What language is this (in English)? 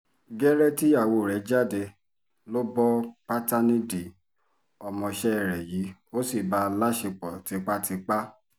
Yoruba